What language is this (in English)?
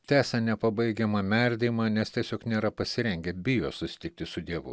Lithuanian